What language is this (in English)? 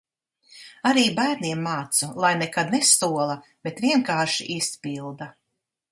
Latvian